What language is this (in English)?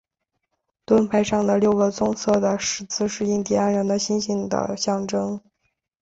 Chinese